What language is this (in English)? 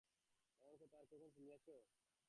Bangla